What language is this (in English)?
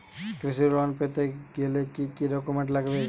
Bangla